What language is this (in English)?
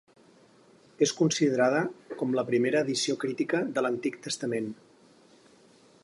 Catalan